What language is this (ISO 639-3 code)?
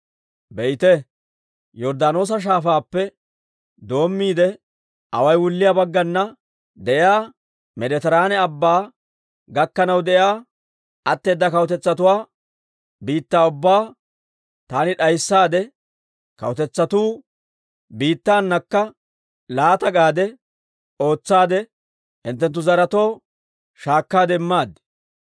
dwr